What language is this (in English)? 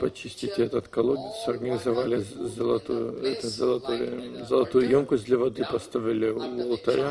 Russian